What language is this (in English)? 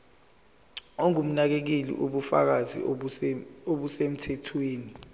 Zulu